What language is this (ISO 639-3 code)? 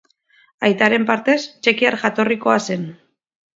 eus